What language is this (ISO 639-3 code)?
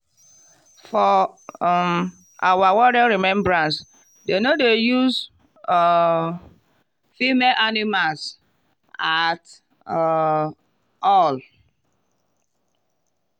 pcm